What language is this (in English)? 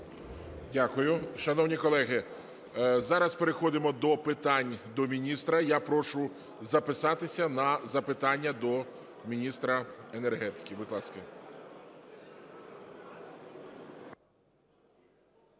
Ukrainian